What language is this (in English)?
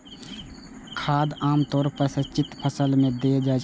Maithili